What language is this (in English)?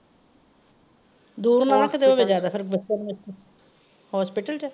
Punjabi